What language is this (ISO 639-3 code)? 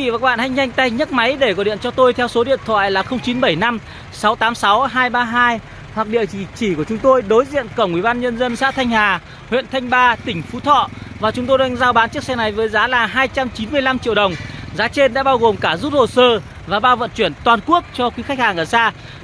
vie